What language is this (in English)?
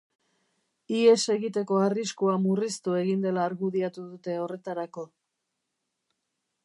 Basque